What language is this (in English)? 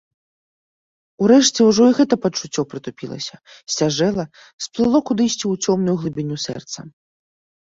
Belarusian